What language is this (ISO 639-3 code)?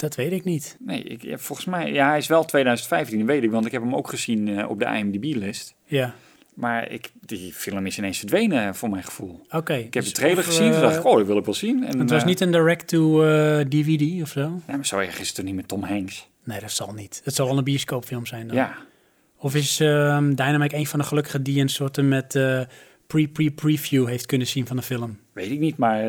nld